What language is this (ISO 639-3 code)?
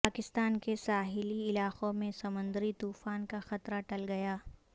urd